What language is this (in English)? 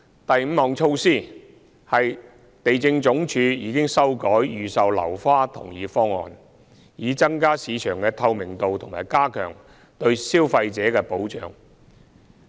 Cantonese